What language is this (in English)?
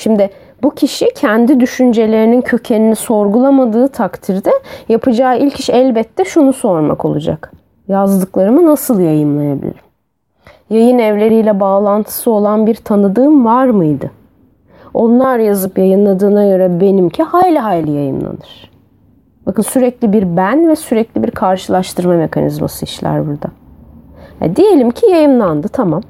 Turkish